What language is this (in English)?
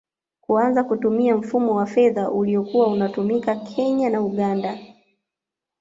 Swahili